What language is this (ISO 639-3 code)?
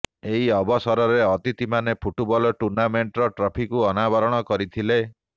ori